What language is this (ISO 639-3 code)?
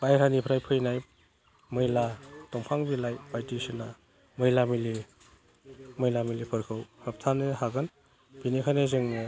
brx